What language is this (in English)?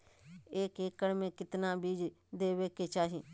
Magahi